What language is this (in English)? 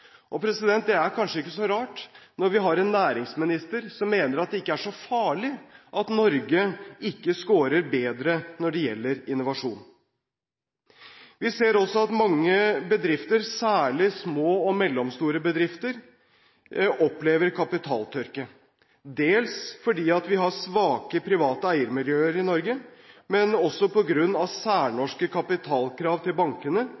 Norwegian Bokmål